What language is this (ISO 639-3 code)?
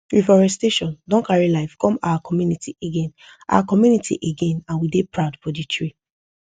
pcm